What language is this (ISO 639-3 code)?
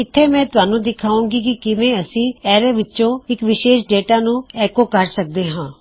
pan